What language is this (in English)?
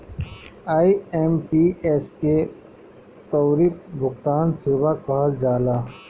Bhojpuri